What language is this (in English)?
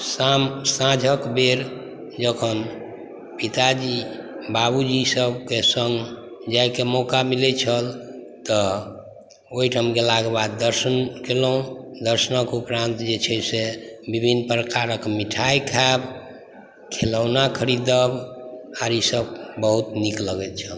Maithili